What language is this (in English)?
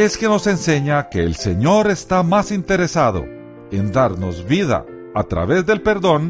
Spanish